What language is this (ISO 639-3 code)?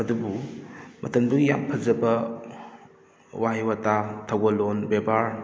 mni